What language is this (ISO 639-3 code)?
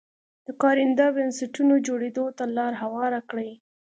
pus